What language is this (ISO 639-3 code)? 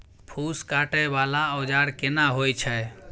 mai